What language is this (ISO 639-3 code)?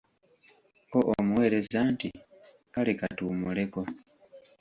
lug